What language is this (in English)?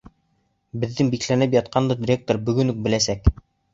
Bashkir